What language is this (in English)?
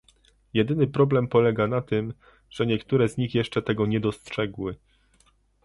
Polish